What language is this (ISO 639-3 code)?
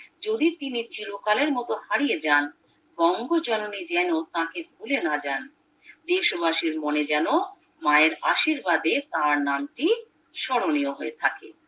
ben